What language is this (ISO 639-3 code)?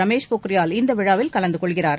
tam